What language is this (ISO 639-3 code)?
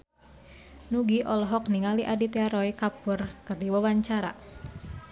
sun